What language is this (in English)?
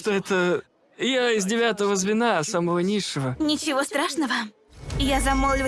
Russian